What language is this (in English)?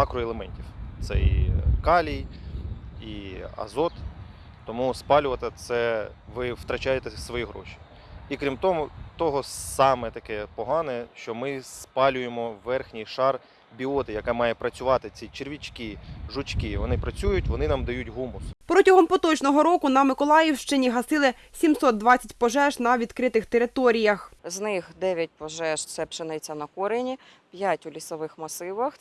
Ukrainian